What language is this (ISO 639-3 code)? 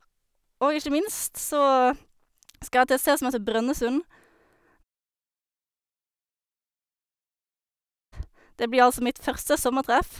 nor